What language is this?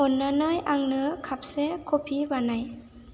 Bodo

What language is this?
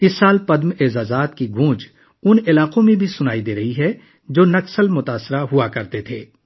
Urdu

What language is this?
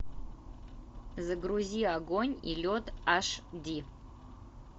Russian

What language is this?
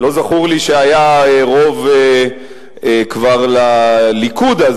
Hebrew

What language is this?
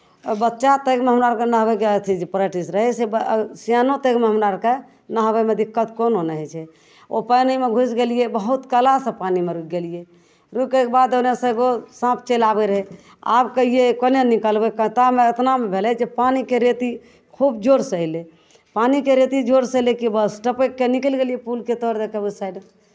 Maithili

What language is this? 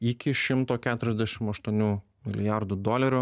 Lithuanian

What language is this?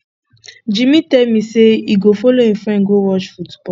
Nigerian Pidgin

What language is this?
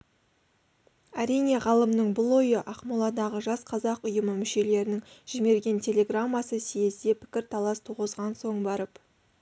Kazakh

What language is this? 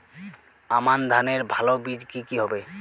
Bangla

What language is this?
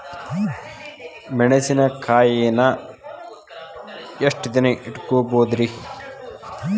Kannada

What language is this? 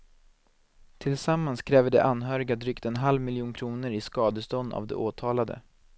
Swedish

